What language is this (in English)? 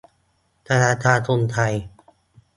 Thai